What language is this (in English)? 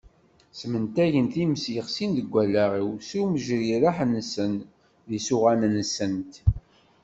Kabyle